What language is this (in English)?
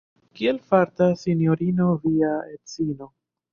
Esperanto